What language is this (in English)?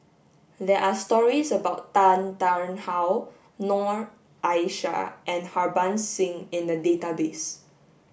English